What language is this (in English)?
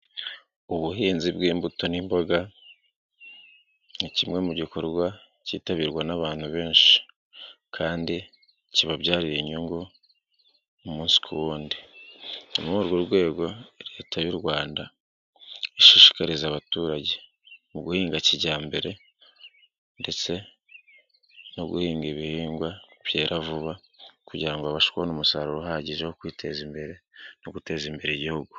Kinyarwanda